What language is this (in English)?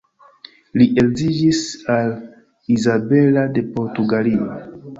Esperanto